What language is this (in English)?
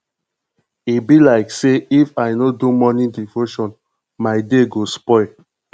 Nigerian Pidgin